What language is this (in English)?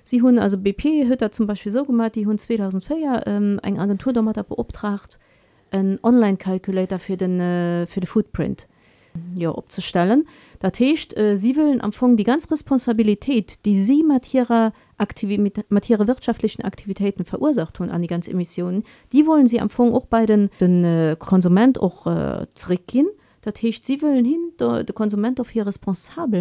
German